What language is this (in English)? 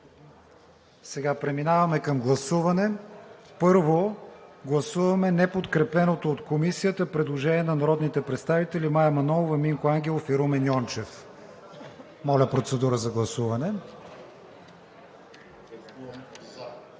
Bulgarian